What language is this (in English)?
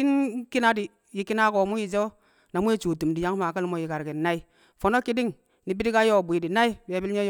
Kamo